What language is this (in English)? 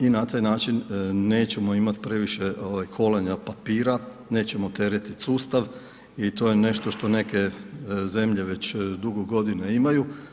Croatian